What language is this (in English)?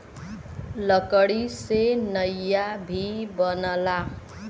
Bhojpuri